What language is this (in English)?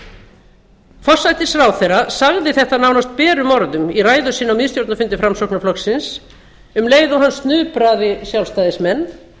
Icelandic